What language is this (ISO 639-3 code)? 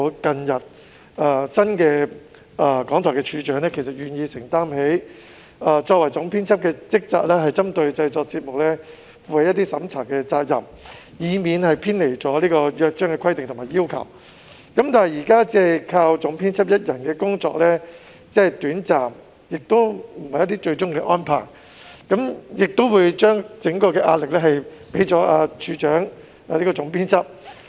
yue